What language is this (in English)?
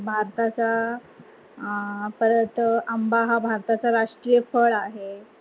Marathi